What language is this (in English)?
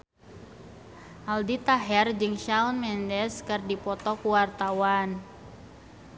Sundanese